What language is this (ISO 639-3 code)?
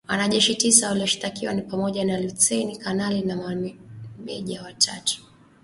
swa